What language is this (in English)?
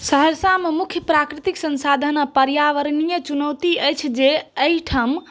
Maithili